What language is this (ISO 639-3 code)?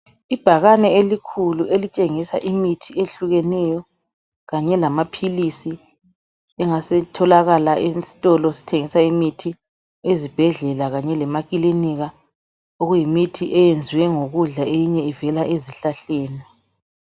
nde